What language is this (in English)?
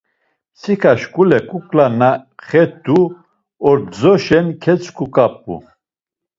Laz